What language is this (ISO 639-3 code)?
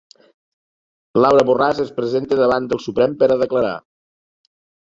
cat